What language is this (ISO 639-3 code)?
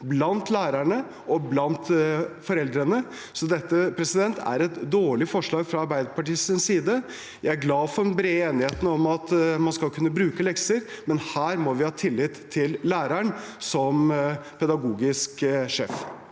nor